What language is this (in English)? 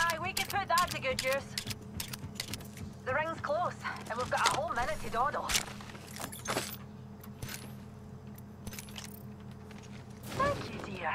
English